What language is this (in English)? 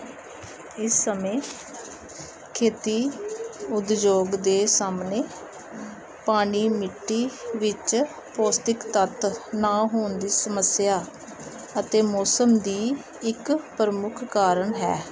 Punjabi